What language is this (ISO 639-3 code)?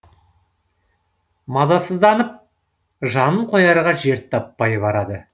kaz